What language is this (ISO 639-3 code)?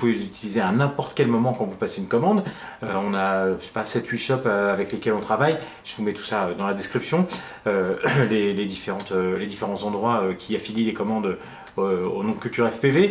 fra